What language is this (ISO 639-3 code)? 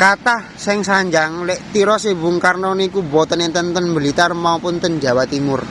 ind